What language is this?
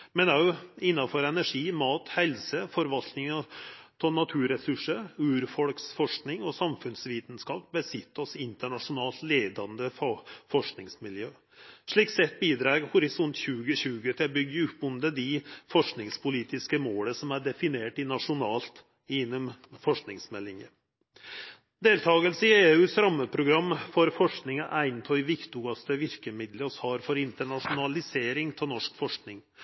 Norwegian Nynorsk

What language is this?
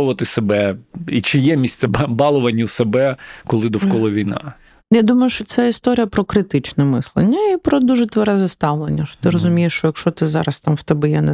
Ukrainian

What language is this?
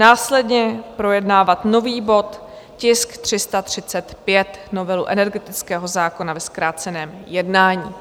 Czech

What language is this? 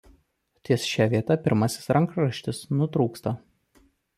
Lithuanian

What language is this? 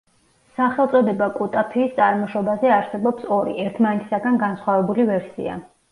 Georgian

